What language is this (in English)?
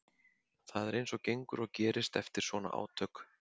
Icelandic